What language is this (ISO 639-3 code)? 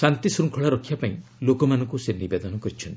ori